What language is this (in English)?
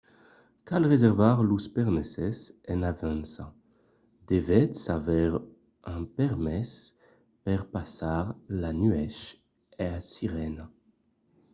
Occitan